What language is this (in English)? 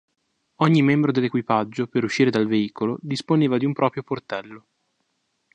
Italian